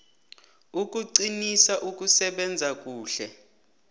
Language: South Ndebele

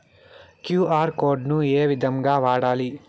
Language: Telugu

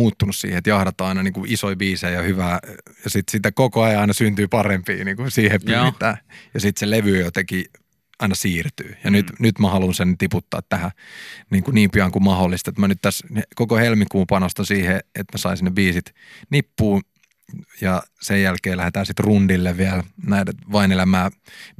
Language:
Finnish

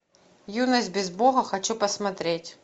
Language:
Russian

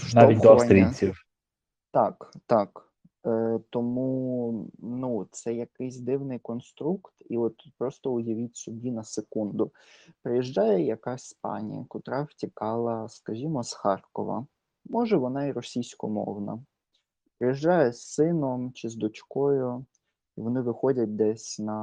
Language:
Ukrainian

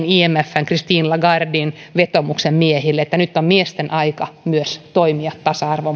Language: Finnish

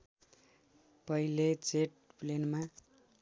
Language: Nepali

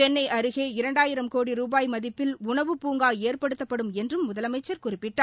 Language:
Tamil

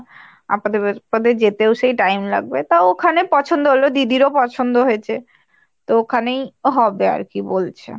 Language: Bangla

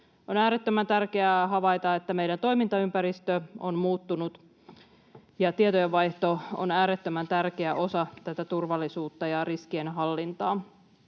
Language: Finnish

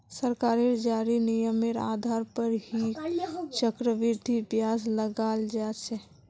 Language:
Magahi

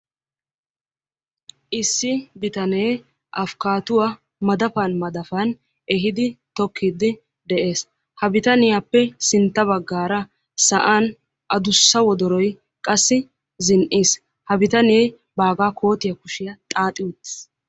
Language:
Wolaytta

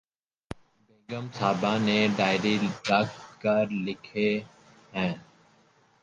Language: Urdu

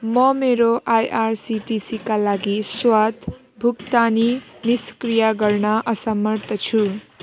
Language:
Nepali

